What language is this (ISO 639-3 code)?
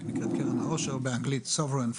heb